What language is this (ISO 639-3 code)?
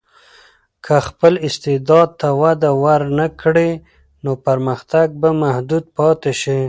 pus